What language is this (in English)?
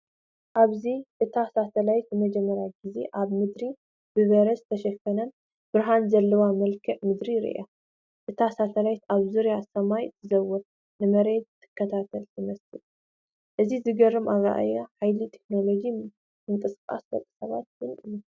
Tigrinya